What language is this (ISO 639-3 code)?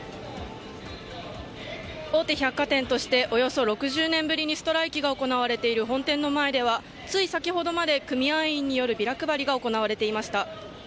jpn